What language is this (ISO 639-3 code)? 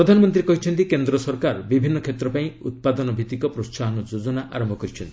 ori